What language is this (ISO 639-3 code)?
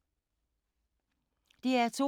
dan